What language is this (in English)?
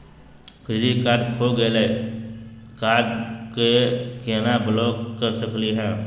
Magahi